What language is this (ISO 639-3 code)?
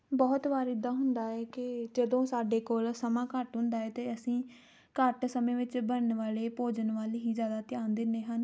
pan